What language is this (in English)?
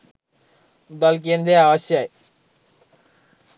Sinhala